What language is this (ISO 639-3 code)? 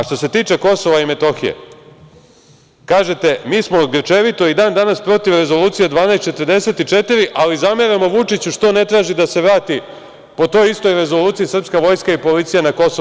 srp